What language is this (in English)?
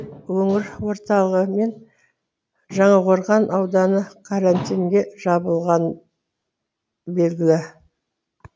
Kazakh